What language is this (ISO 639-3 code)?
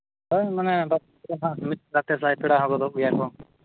sat